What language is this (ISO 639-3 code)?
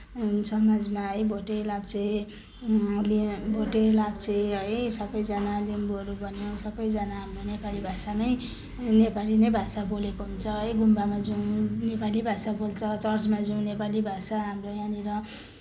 nep